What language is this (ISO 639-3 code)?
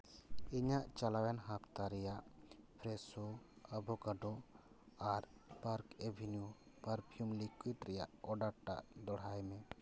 sat